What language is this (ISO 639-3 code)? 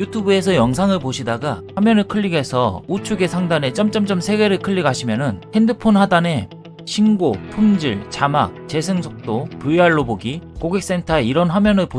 kor